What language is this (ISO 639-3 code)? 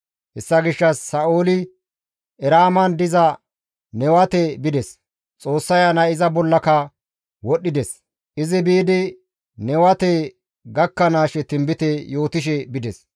gmv